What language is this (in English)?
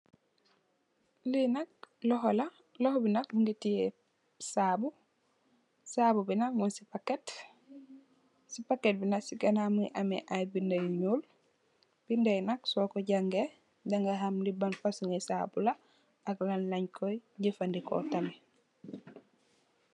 Wolof